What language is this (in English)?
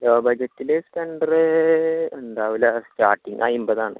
Malayalam